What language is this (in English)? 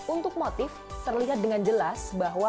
Indonesian